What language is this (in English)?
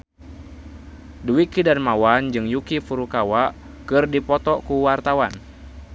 Sundanese